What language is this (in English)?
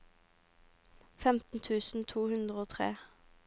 Norwegian